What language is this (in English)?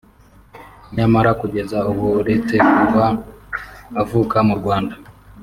Kinyarwanda